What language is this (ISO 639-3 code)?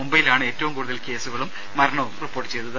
mal